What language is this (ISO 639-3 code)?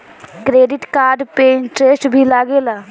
bho